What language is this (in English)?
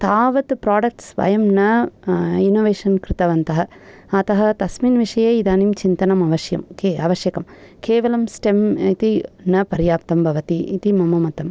Sanskrit